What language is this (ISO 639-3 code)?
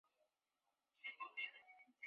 zho